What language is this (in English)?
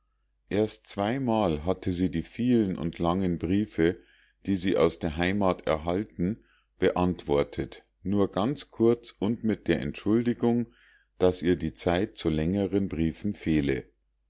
German